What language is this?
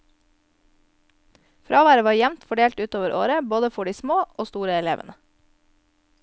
Norwegian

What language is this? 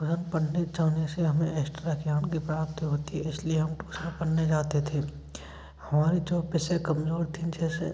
Hindi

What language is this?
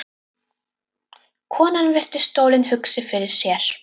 Icelandic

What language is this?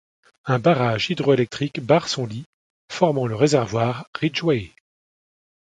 French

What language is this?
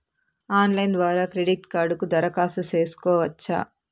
Telugu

